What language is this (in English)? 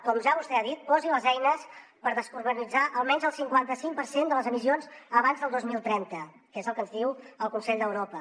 Catalan